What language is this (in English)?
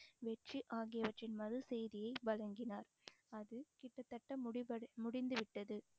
Tamil